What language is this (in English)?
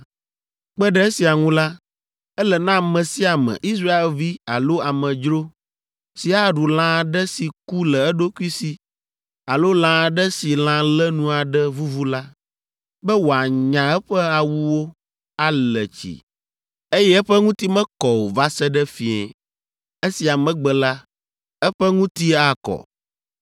Ewe